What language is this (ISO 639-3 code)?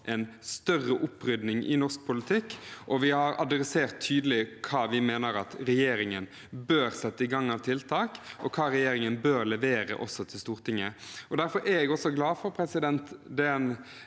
nor